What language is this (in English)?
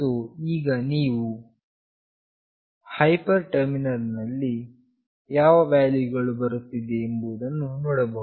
Kannada